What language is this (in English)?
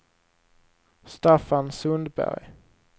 Swedish